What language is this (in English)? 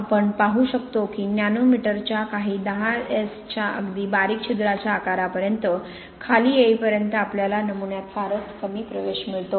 Marathi